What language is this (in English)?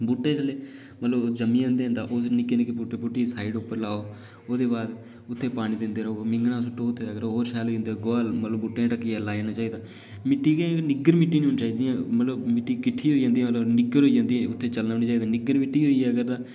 Dogri